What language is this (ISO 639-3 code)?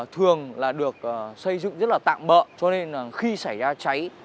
vie